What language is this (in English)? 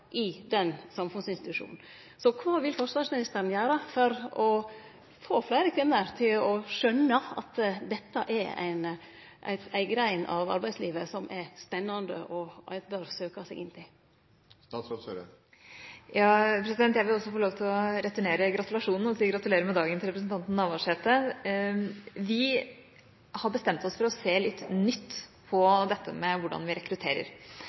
Norwegian